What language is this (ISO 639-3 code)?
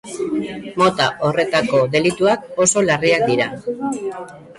eus